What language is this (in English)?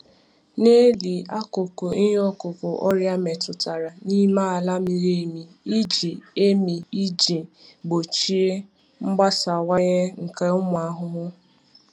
Igbo